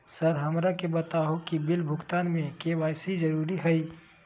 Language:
Magahi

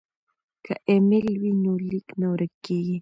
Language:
Pashto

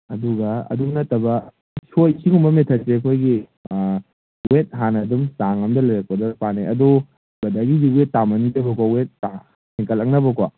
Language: Manipuri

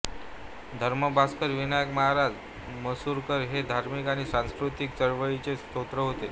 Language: Marathi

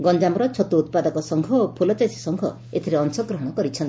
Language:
Odia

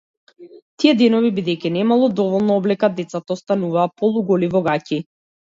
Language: Macedonian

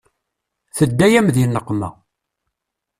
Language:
Kabyle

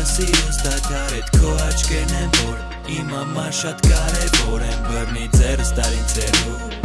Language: Armenian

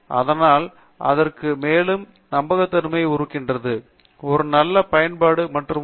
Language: Tamil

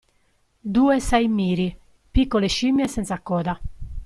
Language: Italian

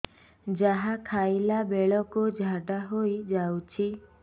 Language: Odia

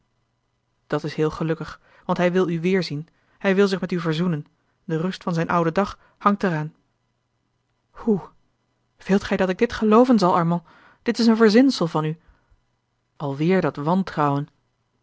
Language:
Dutch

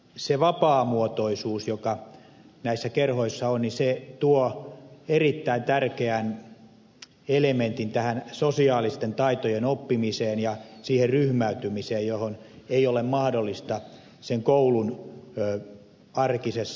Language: Finnish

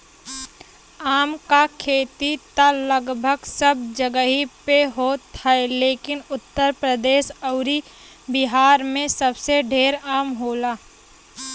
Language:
Bhojpuri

